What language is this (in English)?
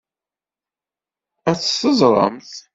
Kabyle